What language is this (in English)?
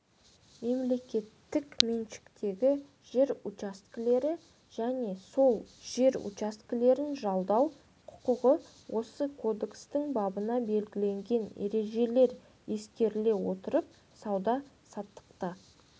Kazakh